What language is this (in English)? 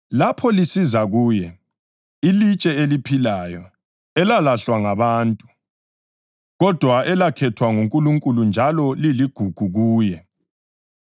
North Ndebele